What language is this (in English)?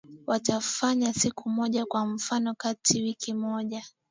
Swahili